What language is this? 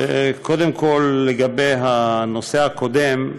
Hebrew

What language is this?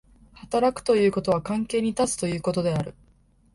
Japanese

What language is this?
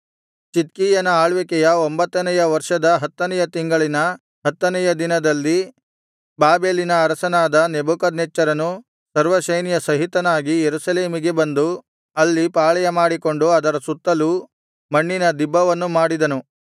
Kannada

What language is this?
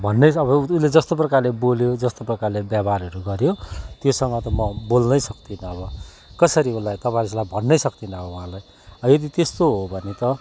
Nepali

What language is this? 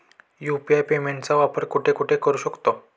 Marathi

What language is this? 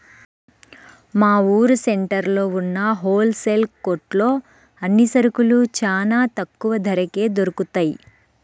Telugu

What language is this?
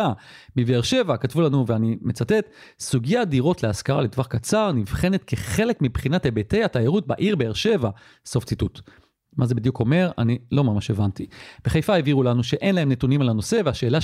Hebrew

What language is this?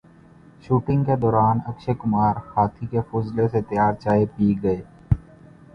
Urdu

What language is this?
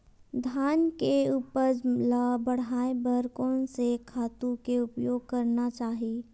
Chhattisgarhi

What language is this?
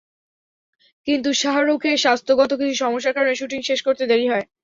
Bangla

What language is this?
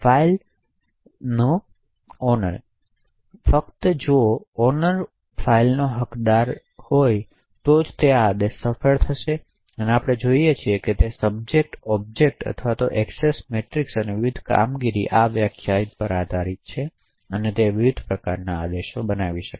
Gujarati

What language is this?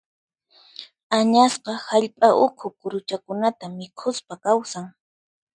Puno Quechua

